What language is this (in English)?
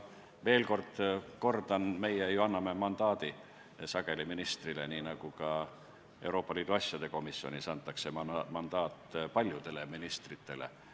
Estonian